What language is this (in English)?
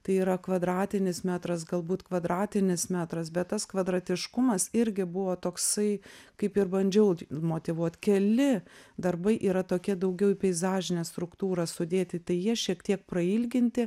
Lithuanian